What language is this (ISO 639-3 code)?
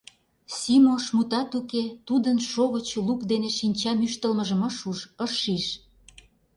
chm